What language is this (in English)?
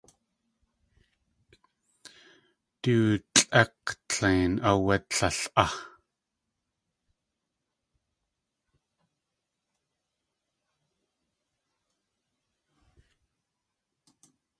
Tlingit